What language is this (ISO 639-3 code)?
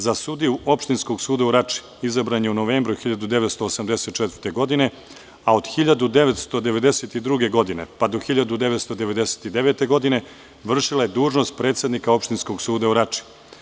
srp